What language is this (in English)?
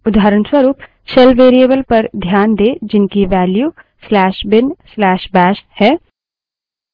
Hindi